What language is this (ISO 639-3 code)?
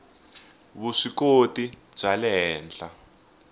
tso